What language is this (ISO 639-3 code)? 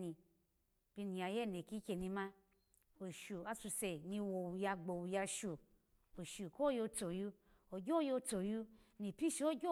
ala